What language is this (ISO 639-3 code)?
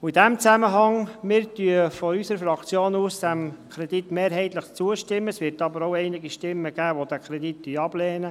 gsw